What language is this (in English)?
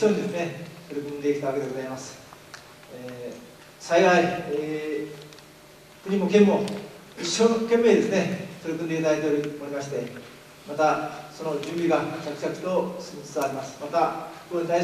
Japanese